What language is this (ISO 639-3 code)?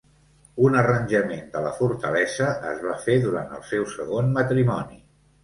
cat